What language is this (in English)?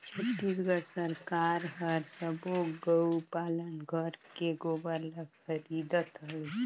Chhattisgarhi